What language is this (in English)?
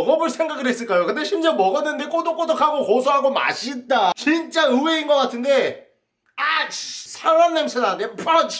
Korean